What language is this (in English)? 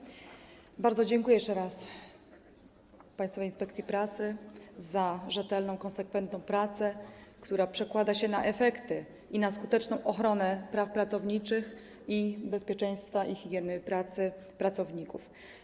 Polish